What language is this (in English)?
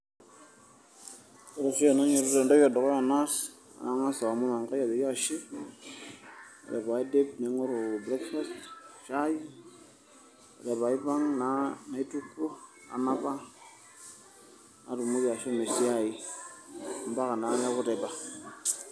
Masai